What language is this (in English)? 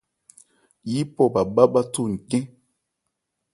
Ebrié